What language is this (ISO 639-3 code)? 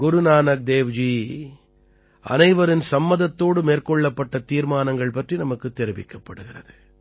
tam